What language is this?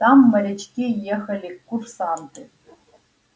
Russian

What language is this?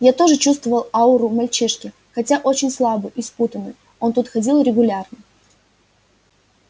Russian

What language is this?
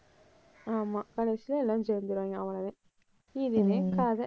Tamil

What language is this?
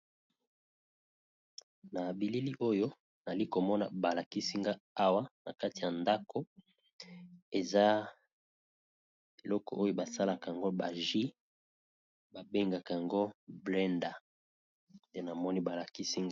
Lingala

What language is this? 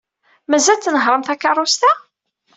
Kabyle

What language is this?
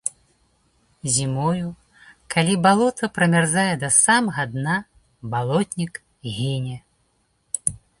Belarusian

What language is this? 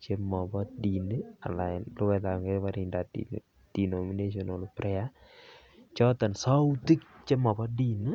Kalenjin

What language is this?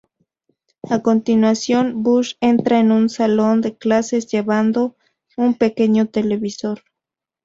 Spanish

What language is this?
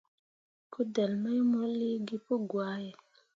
Mundang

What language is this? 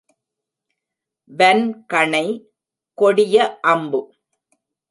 Tamil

